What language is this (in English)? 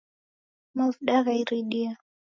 Taita